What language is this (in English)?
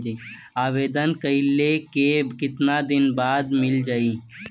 Bhojpuri